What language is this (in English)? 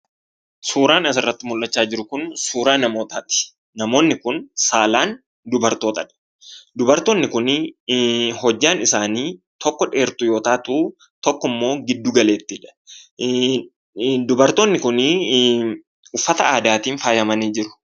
Oromo